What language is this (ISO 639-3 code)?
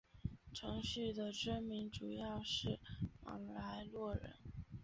zho